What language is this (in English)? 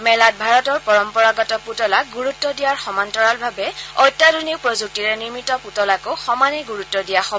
Assamese